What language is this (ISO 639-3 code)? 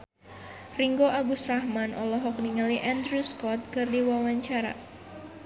sun